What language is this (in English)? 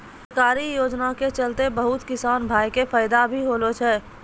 Maithili